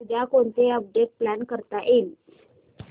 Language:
Marathi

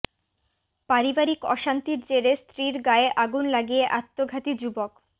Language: Bangla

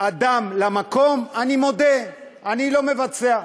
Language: Hebrew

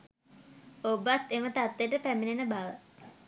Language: Sinhala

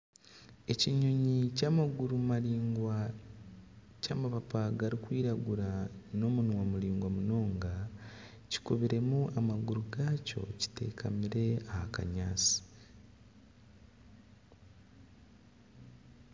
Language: Nyankole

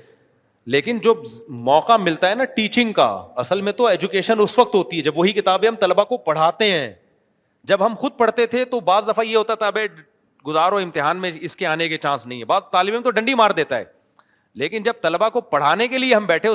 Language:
Urdu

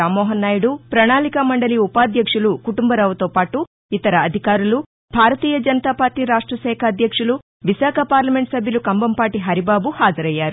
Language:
Telugu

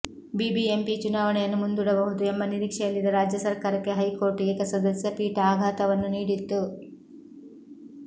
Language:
Kannada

